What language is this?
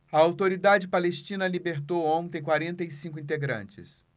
Portuguese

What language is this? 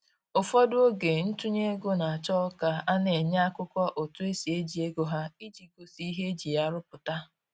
Igbo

